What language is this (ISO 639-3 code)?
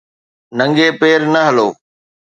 snd